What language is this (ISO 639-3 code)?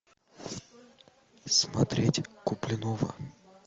rus